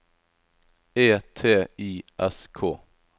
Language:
Norwegian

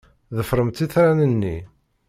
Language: Kabyle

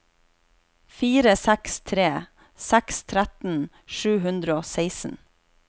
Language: Norwegian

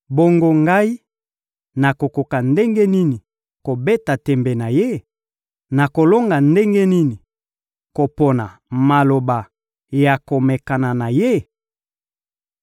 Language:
Lingala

